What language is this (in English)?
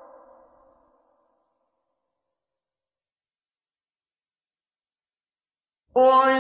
Arabic